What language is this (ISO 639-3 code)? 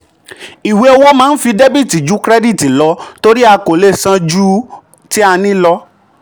yor